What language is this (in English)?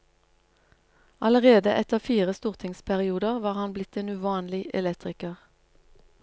Norwegian